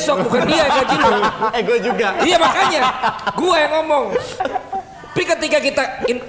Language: Indonesian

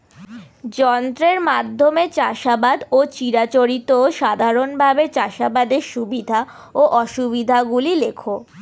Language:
Bangla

